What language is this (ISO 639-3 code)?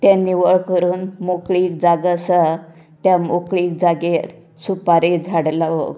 kok